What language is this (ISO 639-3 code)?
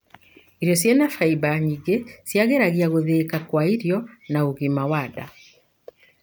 kik